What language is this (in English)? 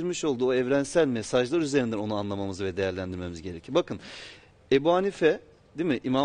Turkish